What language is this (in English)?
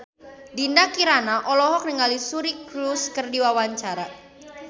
Sundanese